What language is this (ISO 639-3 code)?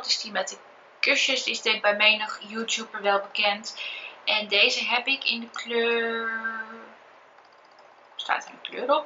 nld